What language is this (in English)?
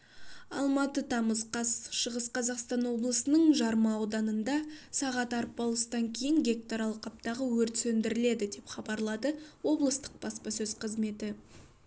Kazakh